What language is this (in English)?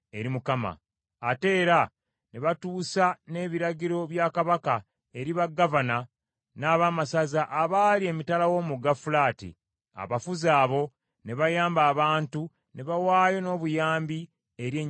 Ganda